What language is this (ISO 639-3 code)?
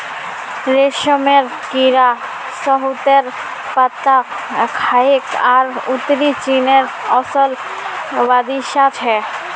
mag